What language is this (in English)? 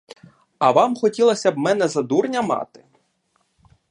Ukrainian